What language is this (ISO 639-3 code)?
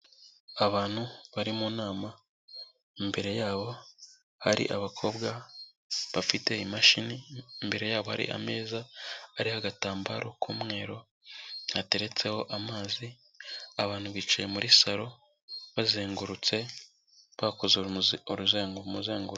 kin